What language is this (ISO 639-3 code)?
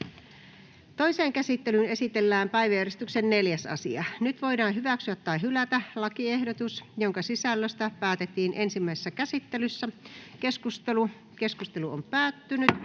fin